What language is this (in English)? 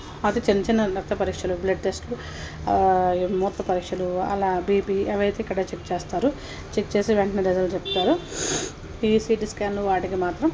Telugu